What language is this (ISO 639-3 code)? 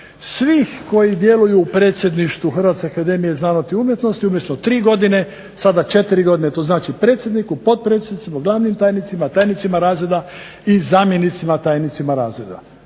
hrv